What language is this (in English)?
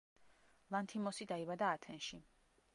Georgian